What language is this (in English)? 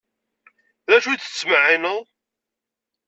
Kabyle